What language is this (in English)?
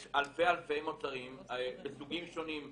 Hebrew